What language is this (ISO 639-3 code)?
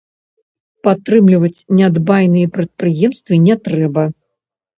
bel